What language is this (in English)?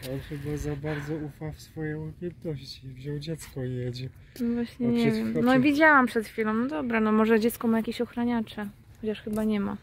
Polish